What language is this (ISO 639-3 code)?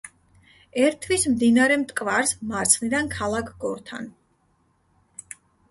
kat